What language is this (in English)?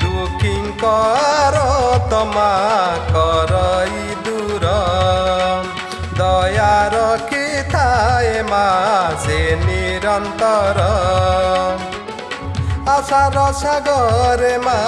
Odia